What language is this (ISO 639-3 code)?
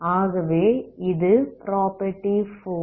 tam